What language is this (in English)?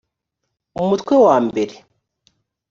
Kinyarwanda